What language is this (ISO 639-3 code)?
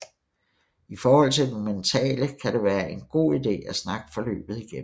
dan